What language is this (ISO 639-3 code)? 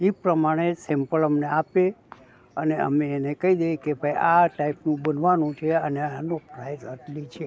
guj